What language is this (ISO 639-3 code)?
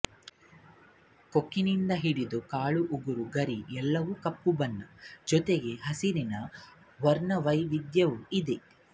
kan